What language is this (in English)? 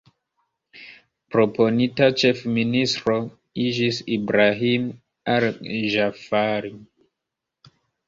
Esperanto